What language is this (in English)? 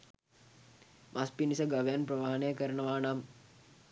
Sinhala